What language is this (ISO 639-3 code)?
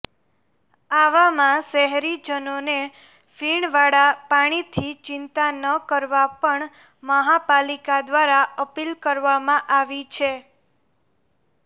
guj